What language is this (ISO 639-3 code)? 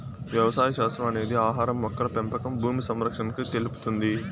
tel